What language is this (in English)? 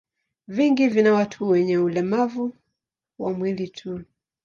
Swahili